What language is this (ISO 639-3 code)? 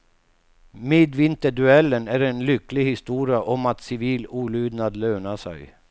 swe